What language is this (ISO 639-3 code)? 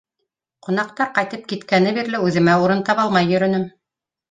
bak